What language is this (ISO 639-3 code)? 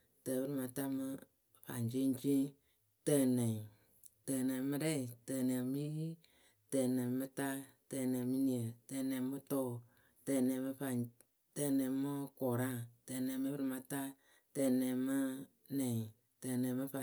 keu